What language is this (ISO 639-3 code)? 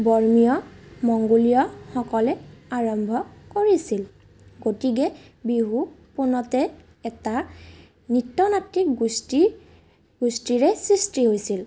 asm